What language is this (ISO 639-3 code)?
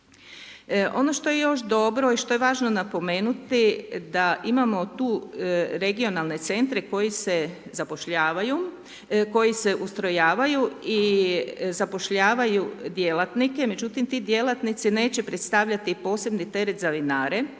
hrv